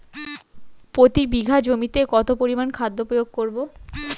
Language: Bangla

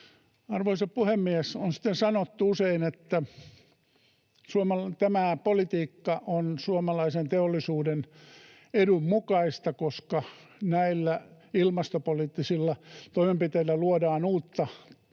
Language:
Finnish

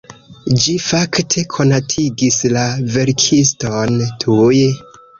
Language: Esperanto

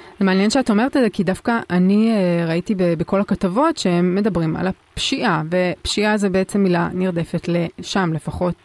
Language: Hebrew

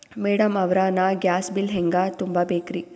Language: Kannada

